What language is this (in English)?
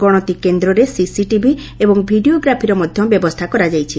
Odia